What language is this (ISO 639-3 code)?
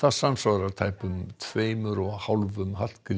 isl